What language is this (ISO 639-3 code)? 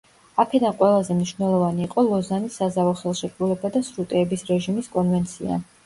kat